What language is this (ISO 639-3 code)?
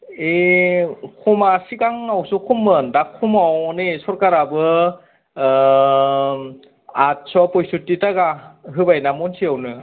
brx